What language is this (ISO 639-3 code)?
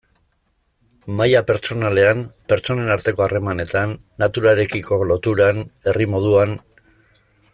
eus